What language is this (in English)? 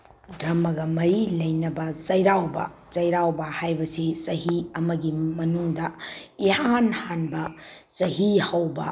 Manipuri